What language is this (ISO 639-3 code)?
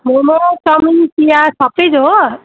nep